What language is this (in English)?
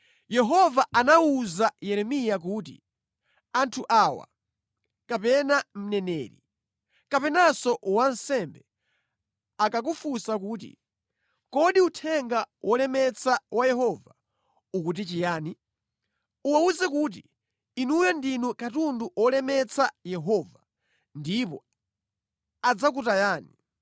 Nyanja